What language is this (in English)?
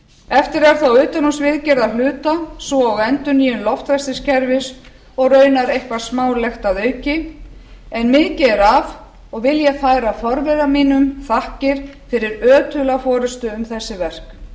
Icelandic